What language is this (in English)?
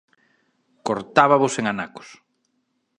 Galician